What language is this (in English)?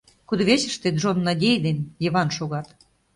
Mari